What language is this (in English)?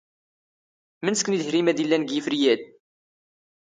Standard Moroccan Tamazight